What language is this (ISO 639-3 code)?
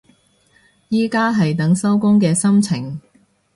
yue